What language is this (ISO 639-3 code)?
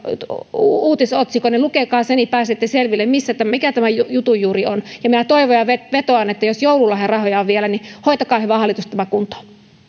fin